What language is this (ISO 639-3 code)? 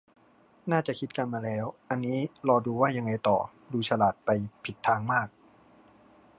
tha